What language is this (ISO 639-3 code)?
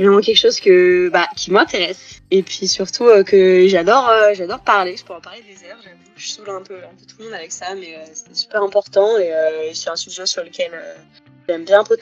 fra